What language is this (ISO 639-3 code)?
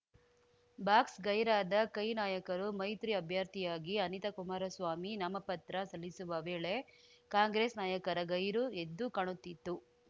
kan